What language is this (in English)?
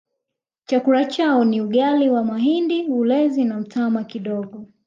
Swahili